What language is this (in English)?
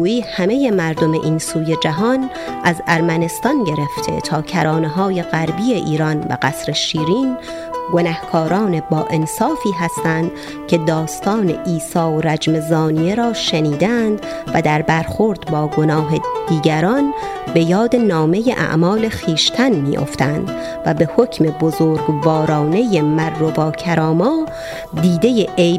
Persian